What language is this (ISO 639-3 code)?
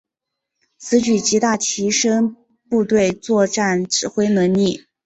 zho